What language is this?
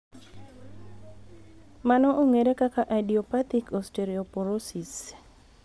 Luo (Kenya and Tanzania)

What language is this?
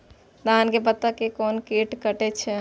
Maithili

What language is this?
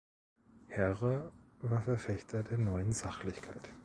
German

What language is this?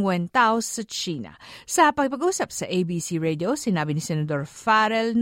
Filipino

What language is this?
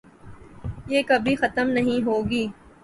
Urdu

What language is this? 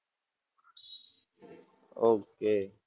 Gujarati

